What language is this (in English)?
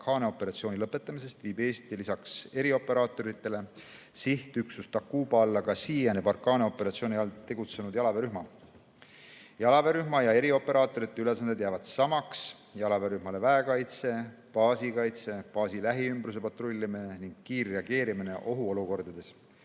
Estonian